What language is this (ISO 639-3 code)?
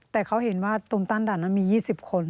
tha